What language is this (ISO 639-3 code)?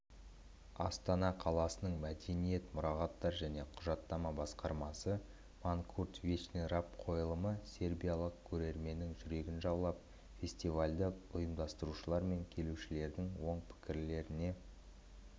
kaz